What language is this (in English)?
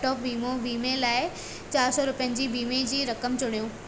Sindhi